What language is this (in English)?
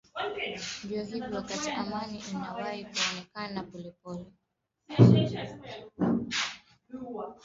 Swahili